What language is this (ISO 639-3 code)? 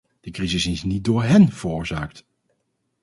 nld